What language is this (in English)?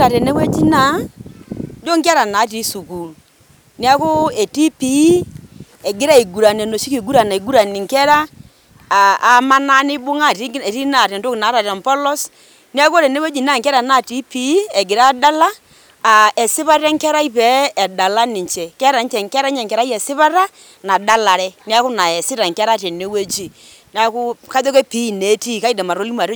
Masai